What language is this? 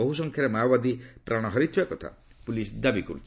Odia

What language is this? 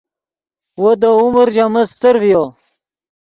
Yidgha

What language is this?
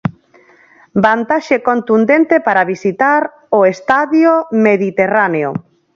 Galician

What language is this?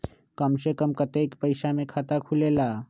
Magahi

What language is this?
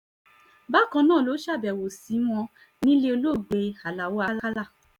Yoruba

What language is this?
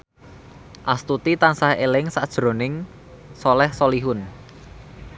Javanese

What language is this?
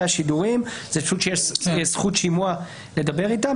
Hebrew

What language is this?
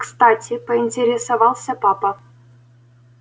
Russian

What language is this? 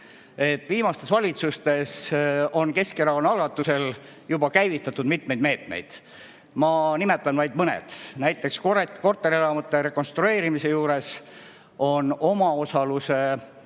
Estonian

